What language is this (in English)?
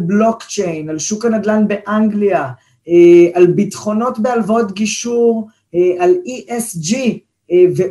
Hebrew